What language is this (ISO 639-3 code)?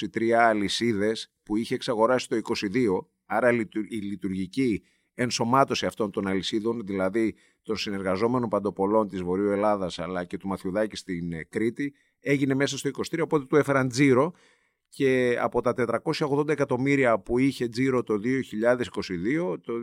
ell